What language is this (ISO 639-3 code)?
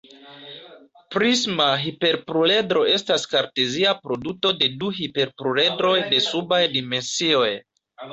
epo